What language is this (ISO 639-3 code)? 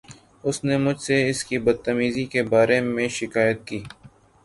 urd